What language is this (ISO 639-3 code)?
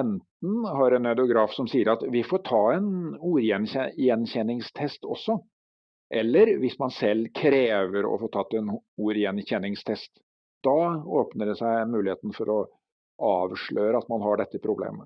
nor